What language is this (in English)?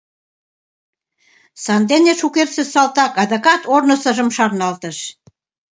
Mari